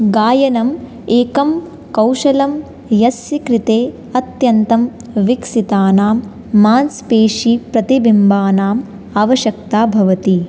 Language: Sanskrit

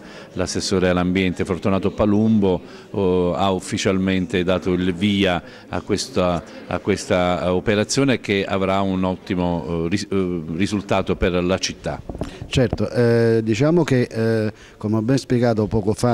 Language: Italian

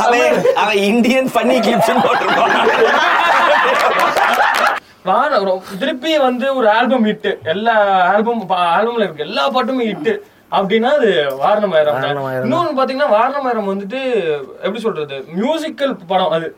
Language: Tamil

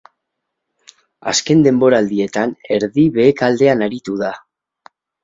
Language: Basque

